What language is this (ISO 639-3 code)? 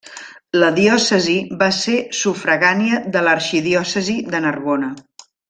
cat